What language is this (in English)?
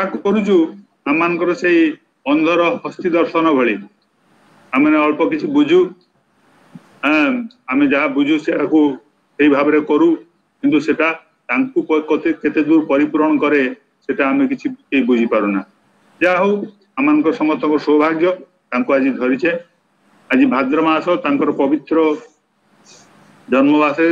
Romanian